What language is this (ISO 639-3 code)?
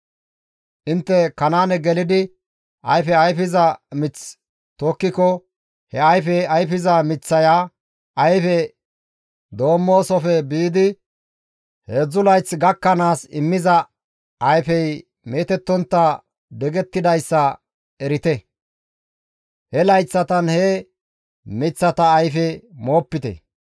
gmv